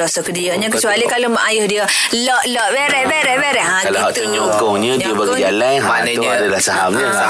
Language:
Malay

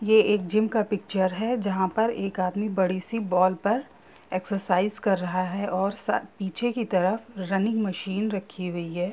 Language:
Hindi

